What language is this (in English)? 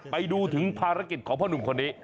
Thai